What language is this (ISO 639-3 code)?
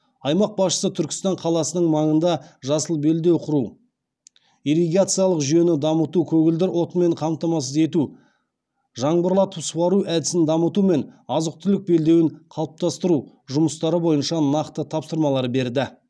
kaz